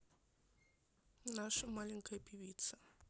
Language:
Russian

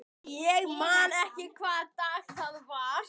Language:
Icelandic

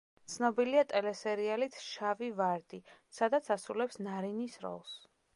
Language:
Georgian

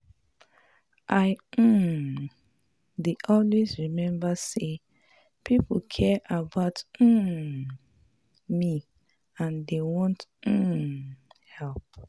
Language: Nigerian Pidgin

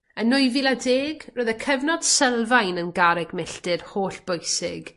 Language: Welsh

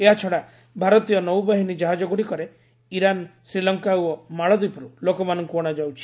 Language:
Odia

